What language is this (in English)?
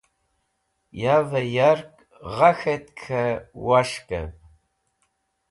Wakhi